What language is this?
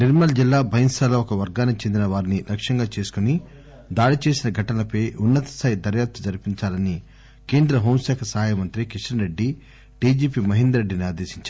Telugu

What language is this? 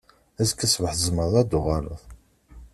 Kabyle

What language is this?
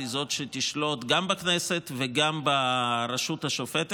Hebrew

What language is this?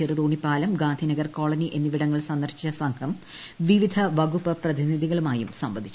Malayalam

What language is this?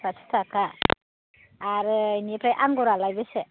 Bodo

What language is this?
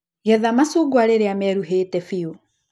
Kikuyu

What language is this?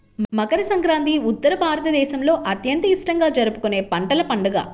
Telugu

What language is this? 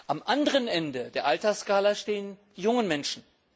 German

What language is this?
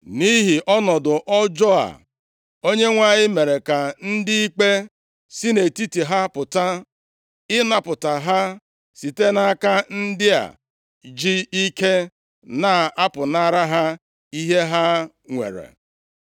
Igbo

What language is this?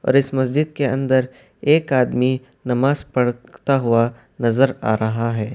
Urdu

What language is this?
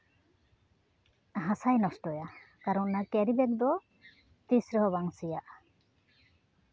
Santali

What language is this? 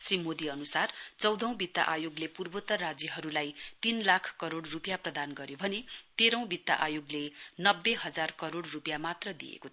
Nepali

